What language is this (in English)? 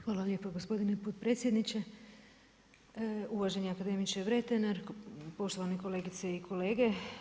Croatian